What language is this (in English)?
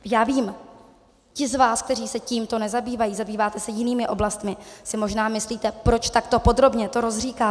Czech